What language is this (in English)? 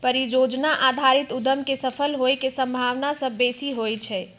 Magahi